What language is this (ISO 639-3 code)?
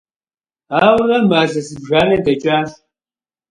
kbd